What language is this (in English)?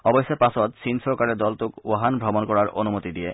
Assamese